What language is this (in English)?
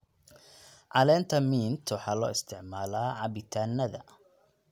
Somali